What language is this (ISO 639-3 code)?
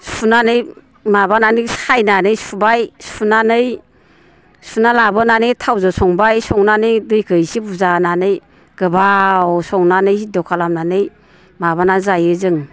brx